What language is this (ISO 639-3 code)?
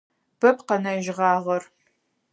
ady